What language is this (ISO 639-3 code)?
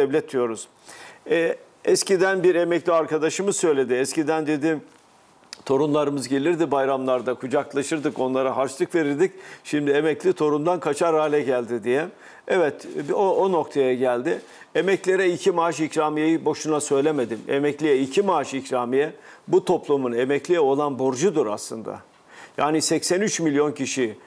tur